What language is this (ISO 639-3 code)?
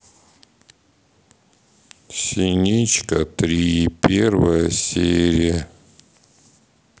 rus